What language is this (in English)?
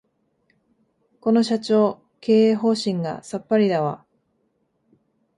Japanese